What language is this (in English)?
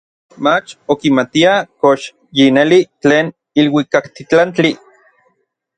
Orizaba Nahuatl